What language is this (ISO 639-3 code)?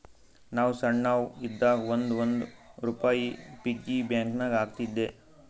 kan